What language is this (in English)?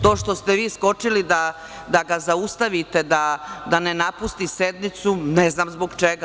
Serbian